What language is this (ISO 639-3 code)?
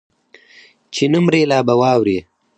pus